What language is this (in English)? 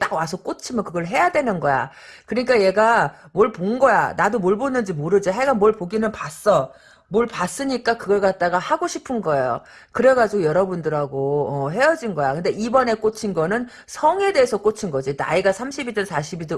Korean